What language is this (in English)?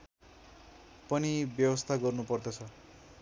Nepali